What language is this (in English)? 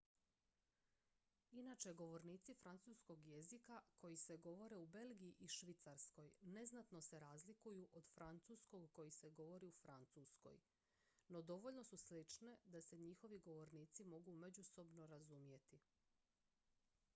Croatian